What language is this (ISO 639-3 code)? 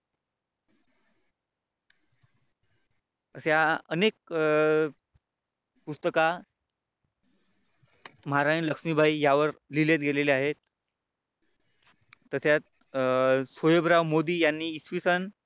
mar